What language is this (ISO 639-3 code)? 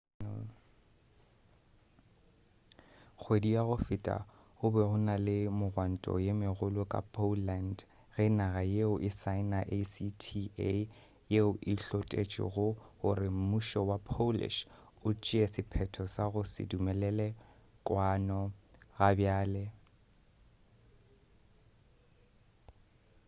nso